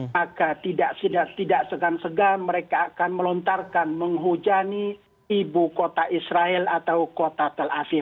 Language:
Indonesian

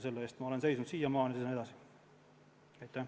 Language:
Estonian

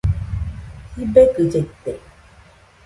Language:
Nüpode Huitoto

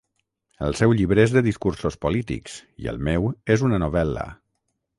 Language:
Catalan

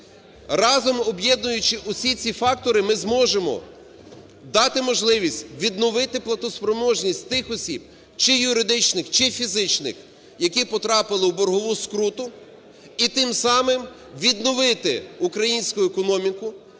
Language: Ukrainian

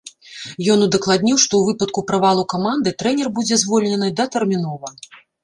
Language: Belarusian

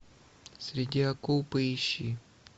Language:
Russian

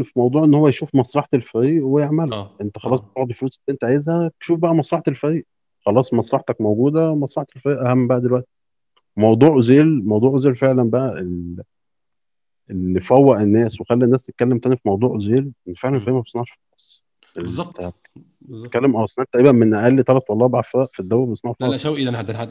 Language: Arabic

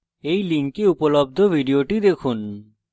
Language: Bangla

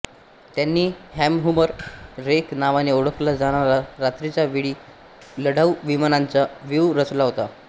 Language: Marathi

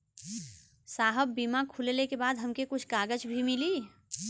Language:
Bhojpuri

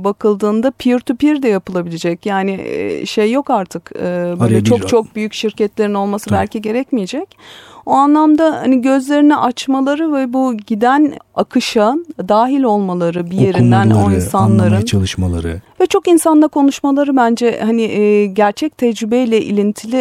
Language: Turkish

